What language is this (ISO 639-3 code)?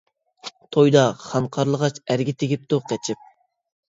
uig